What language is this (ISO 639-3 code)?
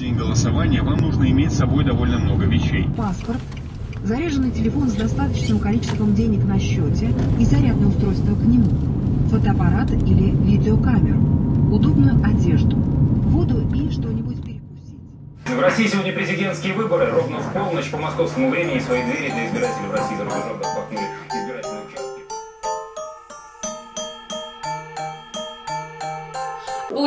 rus